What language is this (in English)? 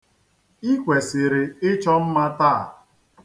Igbo